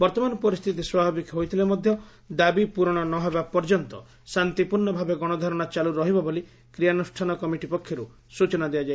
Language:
Odia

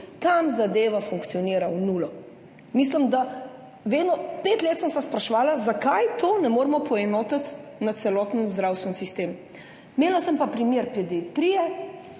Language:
Slovenian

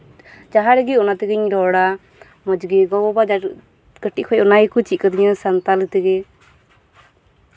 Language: Santali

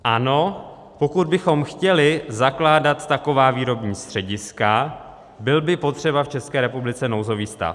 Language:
Czech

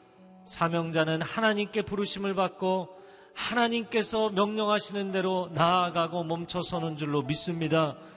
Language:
Korean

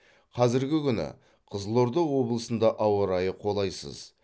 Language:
Kazakh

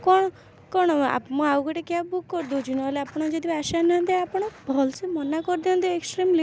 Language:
Odia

